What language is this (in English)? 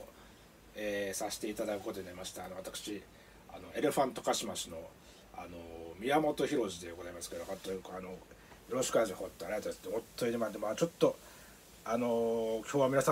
Japanese